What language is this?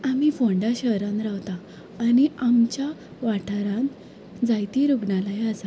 Konkani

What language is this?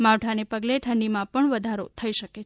Gujarati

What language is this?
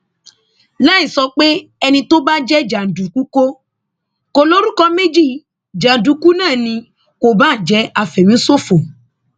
Yoruba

